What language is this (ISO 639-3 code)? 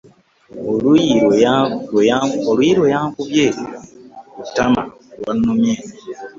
lug